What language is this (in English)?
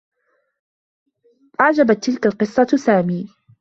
Arabic